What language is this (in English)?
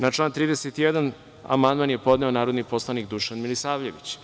Serbian